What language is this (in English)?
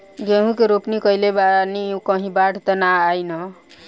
Bhojpuri